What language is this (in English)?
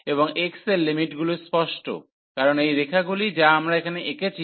Bangla